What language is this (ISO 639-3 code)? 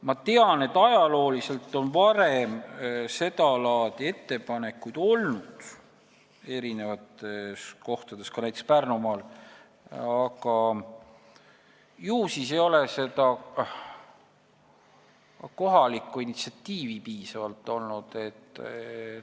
est